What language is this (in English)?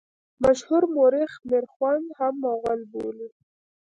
Pashto